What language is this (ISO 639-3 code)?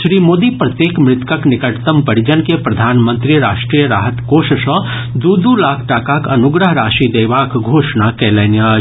mai